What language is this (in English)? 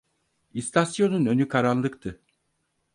Turkish